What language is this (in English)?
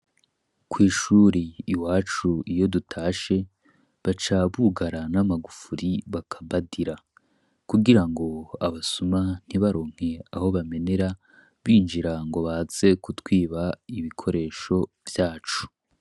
Rundi